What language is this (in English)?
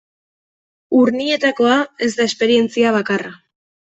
Basque